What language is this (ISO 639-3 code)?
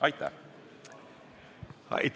est